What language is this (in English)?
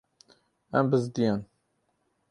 Kurdish